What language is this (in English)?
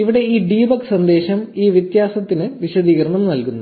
Malayalam